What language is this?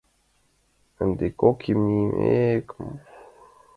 Mari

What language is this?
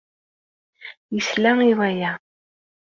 Kabyle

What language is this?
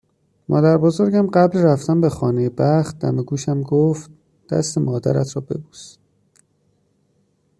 Persian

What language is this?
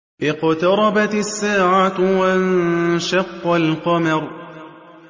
Arabic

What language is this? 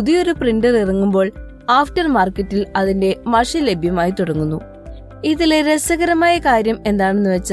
Malayalam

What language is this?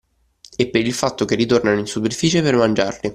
Italian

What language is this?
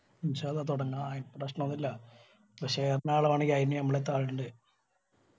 Malayalam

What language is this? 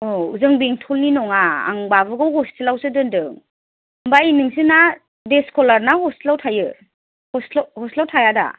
Bodo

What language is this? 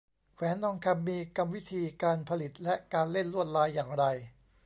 Thai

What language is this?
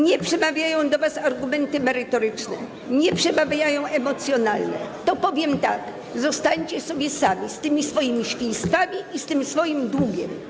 Polish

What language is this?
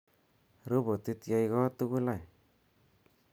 Kalenjin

